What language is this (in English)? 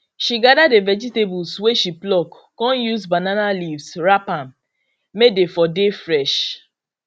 Nigerian Pidgin